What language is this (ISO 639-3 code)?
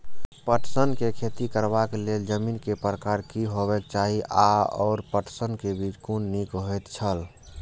mai